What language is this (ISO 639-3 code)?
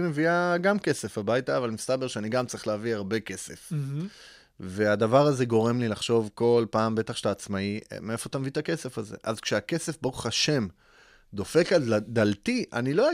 heb